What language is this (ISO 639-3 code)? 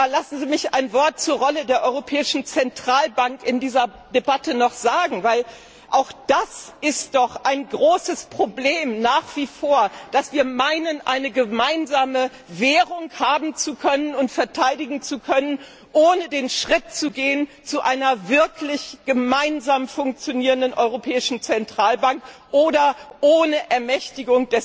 deu